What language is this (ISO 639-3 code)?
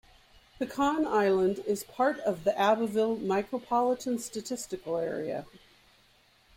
eng